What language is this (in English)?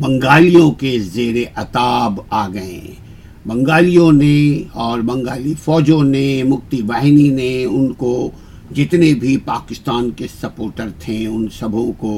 Urdu